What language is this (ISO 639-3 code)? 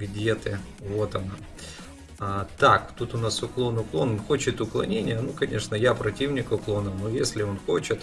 rus